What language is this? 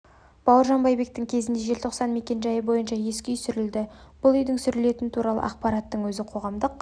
Kazakh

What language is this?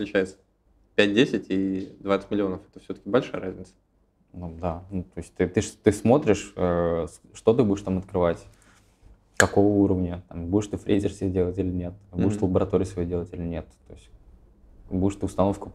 Russian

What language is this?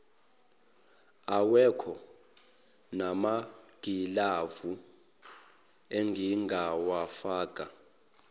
Zulu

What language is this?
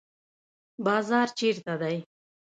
Pashto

